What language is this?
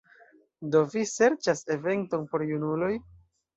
Esperanto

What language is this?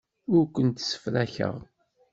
Kabyle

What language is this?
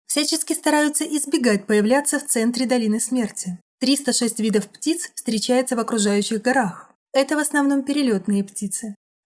Russian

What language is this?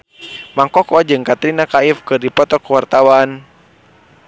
Sundanese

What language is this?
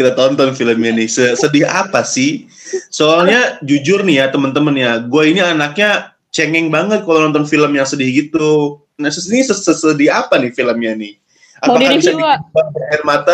Indonesian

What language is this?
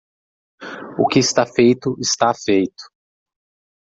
Portuguese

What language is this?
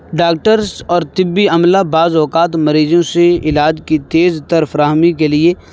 Urdu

